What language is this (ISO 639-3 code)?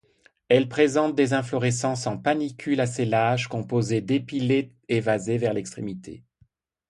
fra